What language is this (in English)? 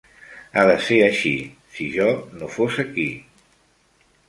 Catalan